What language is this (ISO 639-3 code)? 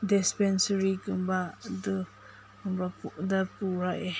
mni